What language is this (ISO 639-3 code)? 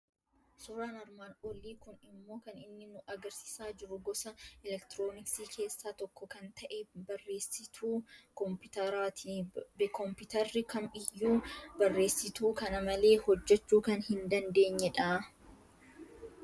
orm